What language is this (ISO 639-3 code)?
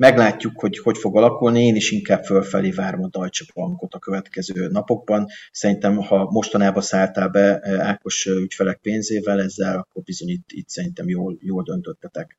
hun